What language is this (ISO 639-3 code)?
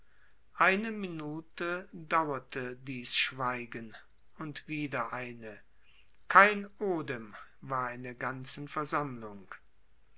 deu